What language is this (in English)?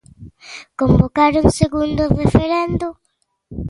Galician